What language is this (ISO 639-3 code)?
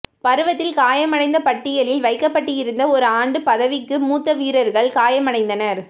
tam